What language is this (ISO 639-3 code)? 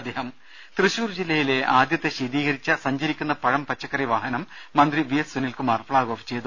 mal